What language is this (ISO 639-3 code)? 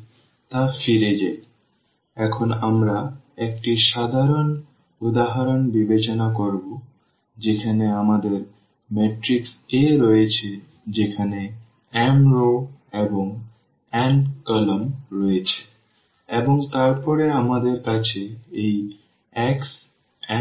ben